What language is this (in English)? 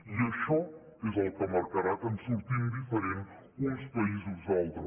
Catalan